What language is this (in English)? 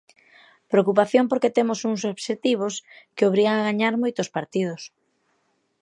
Galician